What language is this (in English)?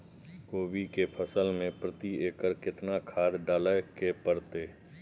Maithili